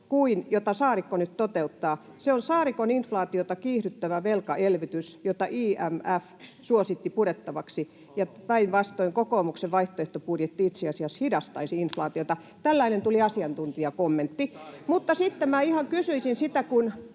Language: Finnish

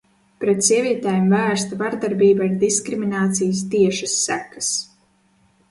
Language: Latvian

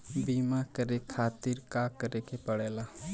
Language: Bhojpuri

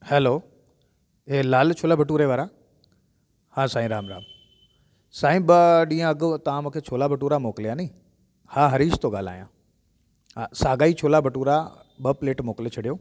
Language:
Sindhi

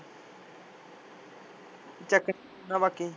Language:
Punjabi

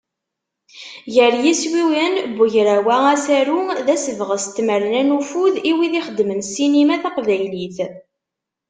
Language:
Kabyle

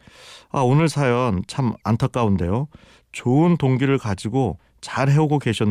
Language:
Korean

